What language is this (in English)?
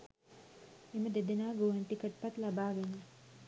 Sinhala